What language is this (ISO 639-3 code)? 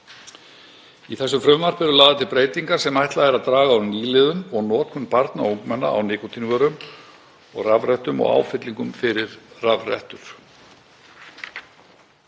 isl